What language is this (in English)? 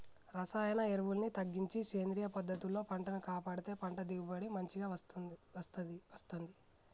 Telugu